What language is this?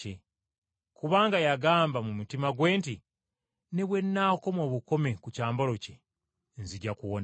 Ganda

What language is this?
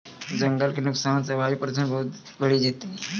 Maithili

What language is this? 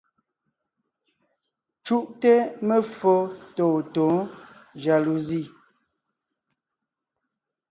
Ngiemboon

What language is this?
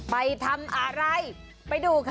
Thai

